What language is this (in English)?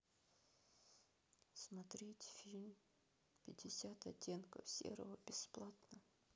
Russian